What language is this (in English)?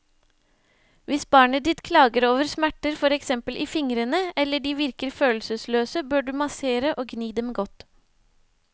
Norwegian